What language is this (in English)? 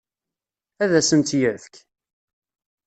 Kabyle